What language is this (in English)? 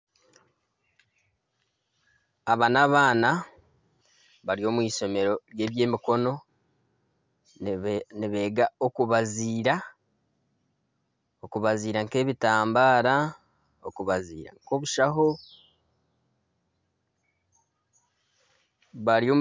Nyankole